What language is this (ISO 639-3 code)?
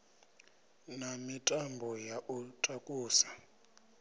ven